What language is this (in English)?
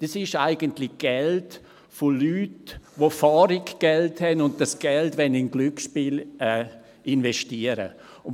Swiss German